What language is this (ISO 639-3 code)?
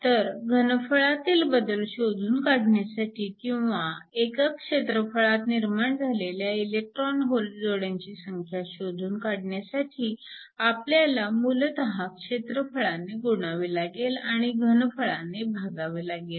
mar